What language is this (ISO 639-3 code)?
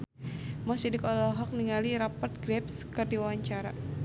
sun